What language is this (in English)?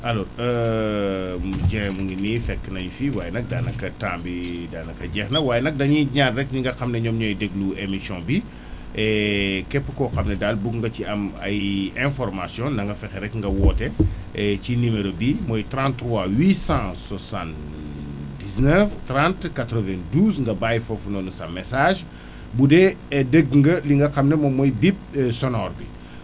Wolof